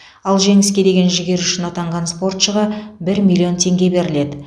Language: Kazakh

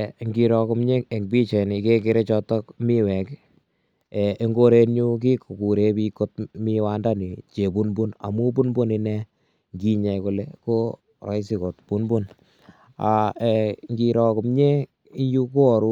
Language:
Kalenjin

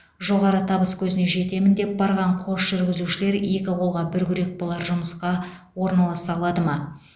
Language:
Kazakh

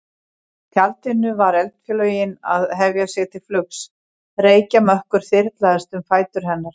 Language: Icelandic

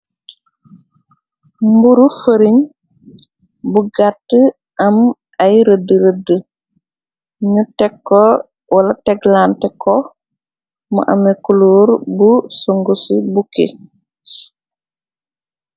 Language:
Wolof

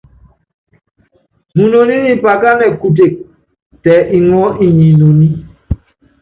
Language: Yangben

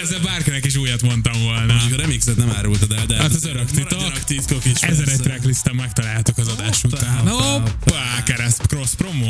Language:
Hungarian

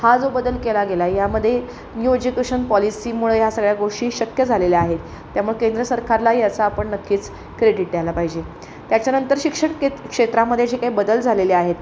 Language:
Marathi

